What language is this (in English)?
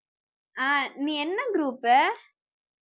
Tamil